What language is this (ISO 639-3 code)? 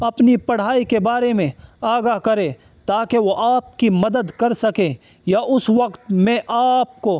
urd